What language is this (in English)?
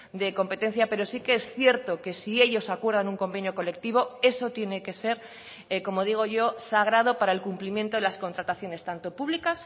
Spanish